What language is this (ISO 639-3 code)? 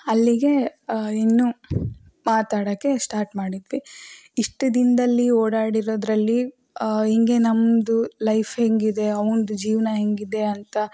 kan